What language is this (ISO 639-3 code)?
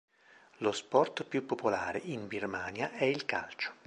ita